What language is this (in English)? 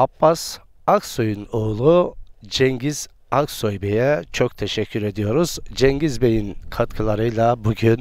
Turkish